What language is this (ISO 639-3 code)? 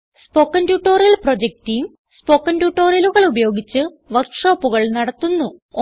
mal